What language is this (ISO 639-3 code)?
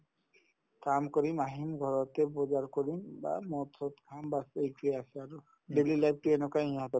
asm